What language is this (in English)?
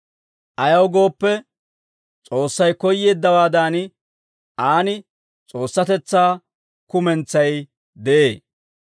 Dawro